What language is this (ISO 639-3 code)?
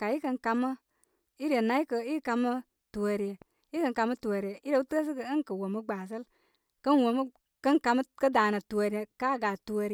kmy